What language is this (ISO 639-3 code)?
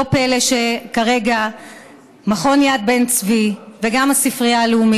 heb